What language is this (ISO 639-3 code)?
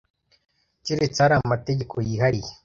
kin